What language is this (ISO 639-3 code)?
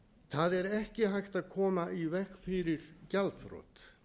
isl